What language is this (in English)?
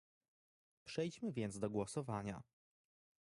Polish